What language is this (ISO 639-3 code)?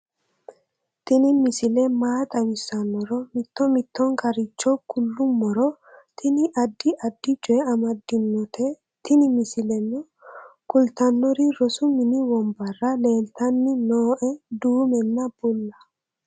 sid